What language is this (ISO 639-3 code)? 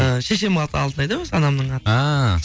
kaz